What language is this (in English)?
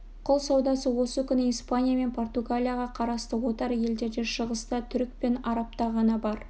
Kazakh